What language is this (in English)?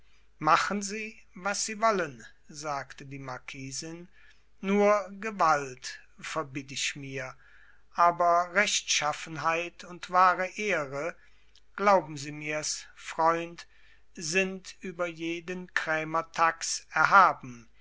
German